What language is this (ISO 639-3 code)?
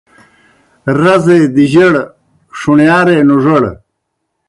plk